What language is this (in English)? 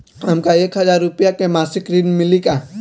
Bhojpuri